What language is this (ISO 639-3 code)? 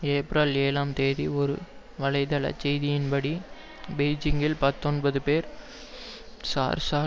tam